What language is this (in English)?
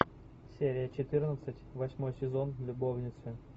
Russian